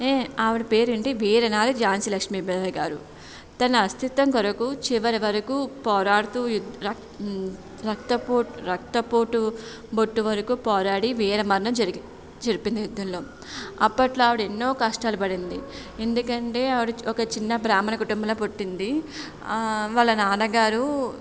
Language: Telugu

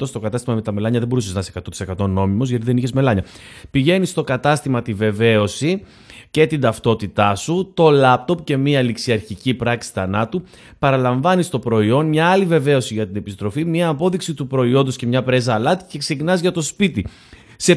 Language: Greek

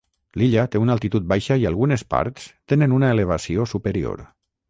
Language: Catalan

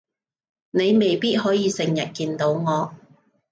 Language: Cantonese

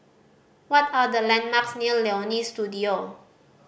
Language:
English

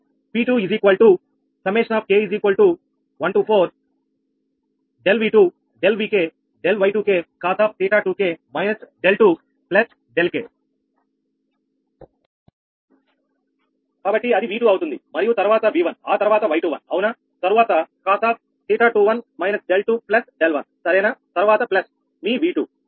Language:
Telugu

